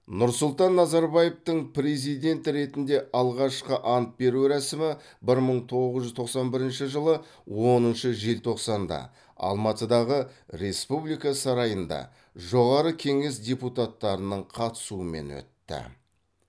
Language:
Kazakh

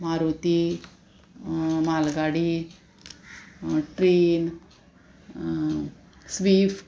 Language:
Konkani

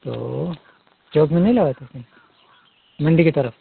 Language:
Hindi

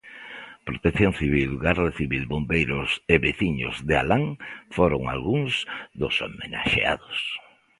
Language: Galician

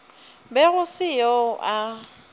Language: Northern Sotho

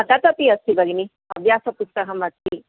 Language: Sanskrit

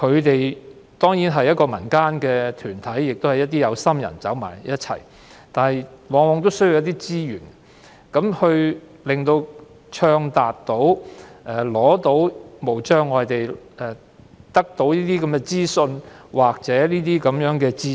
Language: Cantonese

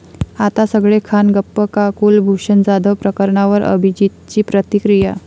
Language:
Marathi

